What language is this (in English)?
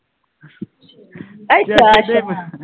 Punjabi